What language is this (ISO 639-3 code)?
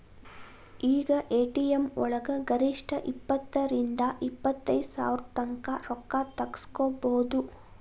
kan